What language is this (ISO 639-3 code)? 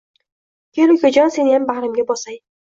uzb